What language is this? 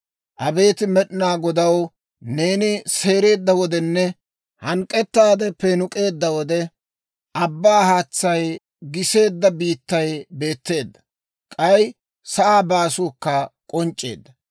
Dawro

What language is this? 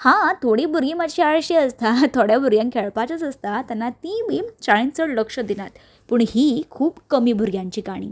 Konkani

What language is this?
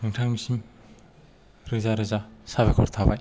Bodo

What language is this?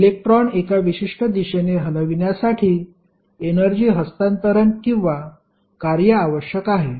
Marathi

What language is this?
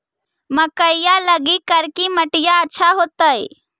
Magahi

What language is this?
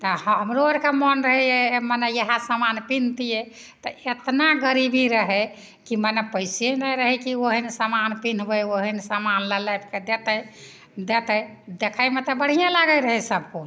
Maithili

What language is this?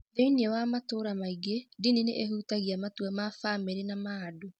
Kikuyu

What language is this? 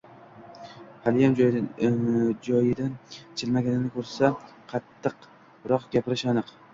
Uzbek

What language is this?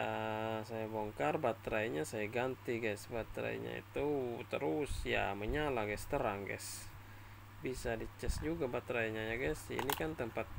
Indonesian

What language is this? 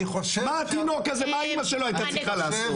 Hebrew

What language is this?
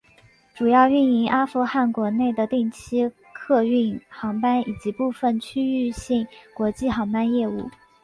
Chinese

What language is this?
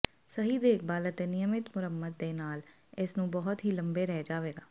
Punjabi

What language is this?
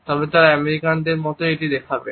Bangla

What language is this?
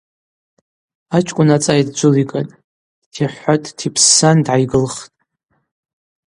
Abaza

